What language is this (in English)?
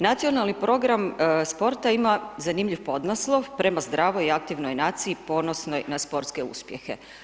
Croatian